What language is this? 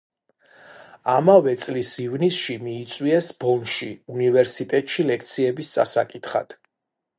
Georgian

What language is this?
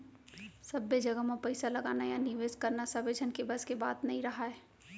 Chhattisgarhi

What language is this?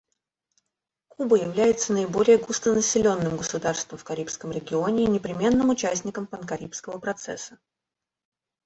Russian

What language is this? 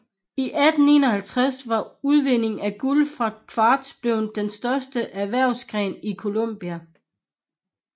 Danish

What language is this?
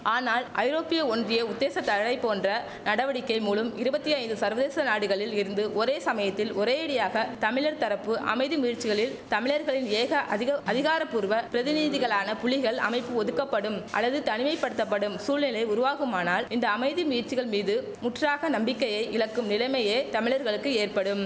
Tamil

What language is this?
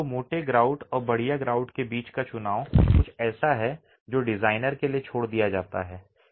Hindi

